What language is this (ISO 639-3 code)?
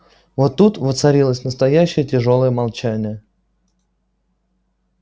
rus